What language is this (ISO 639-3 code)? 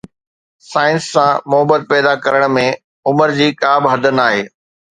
snd